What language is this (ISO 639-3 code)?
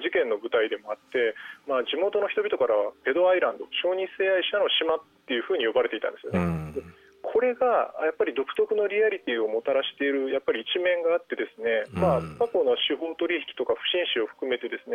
jpn